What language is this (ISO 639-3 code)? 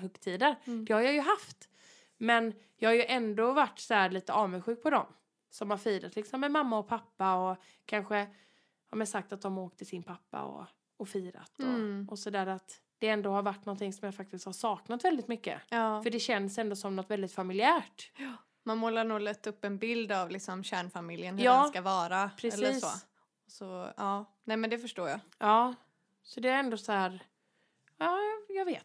swe